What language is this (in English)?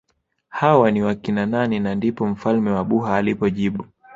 Swahili